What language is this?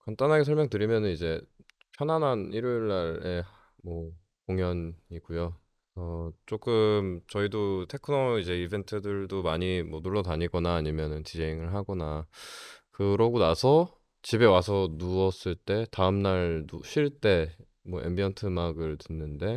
Korean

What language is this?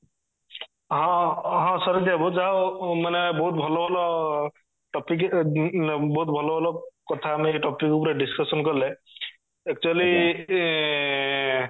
Odia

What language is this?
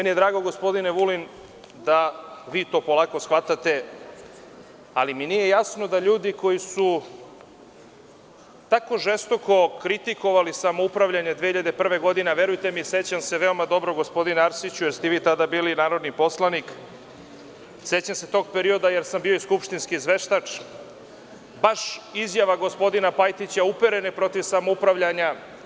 Serbian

